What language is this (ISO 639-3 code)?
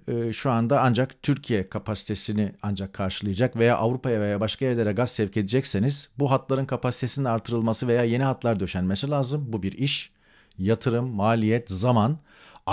tur